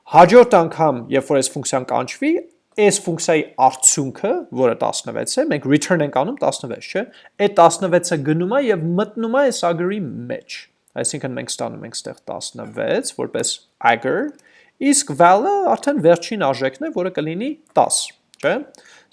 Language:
Dutch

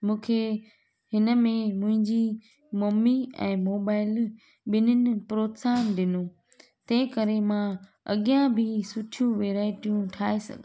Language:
Sindhi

